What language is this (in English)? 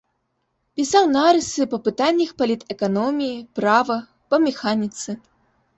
Belarusian